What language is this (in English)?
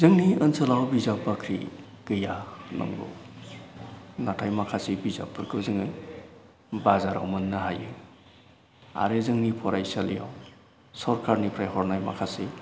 Bodo